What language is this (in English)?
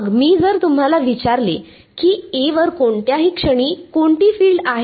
Marathi